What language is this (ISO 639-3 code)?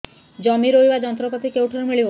ori